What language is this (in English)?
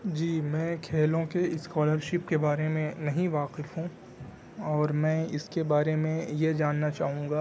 Urdu